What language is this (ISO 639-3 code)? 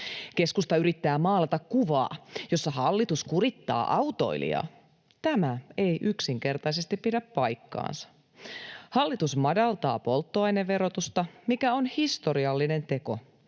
fin